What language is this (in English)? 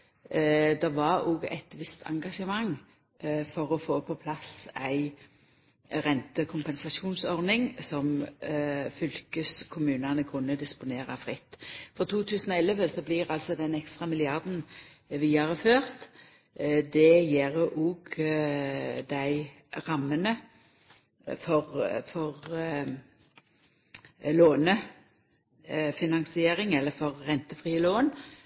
Norwegian Nynorsk